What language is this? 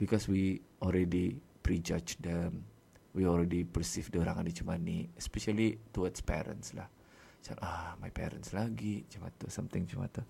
Malay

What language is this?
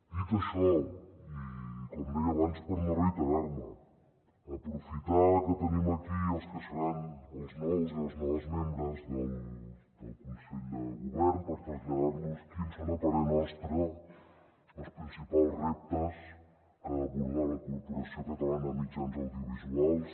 Catalan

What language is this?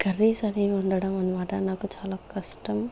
Telugu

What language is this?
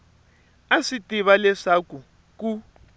Tsonga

